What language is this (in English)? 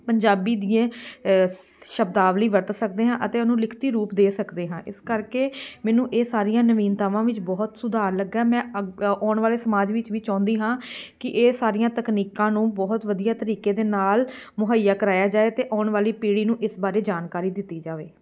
Punjabi